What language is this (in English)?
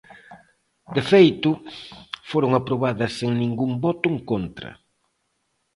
Galician